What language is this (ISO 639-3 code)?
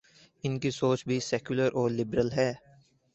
urd